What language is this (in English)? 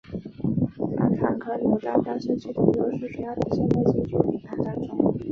Chinese